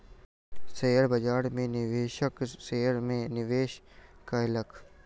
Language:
Maithili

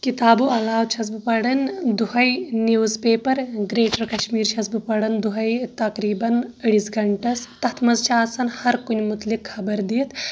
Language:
Kashmiri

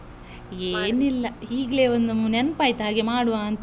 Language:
Kannada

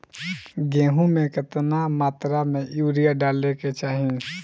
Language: Bhojpuri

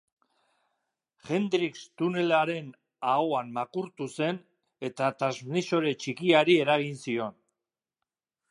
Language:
Basque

